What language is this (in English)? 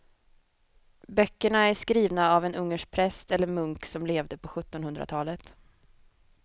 Swedish